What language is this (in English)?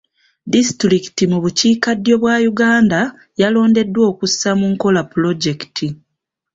Ganda